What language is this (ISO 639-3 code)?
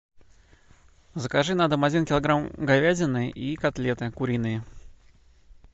rus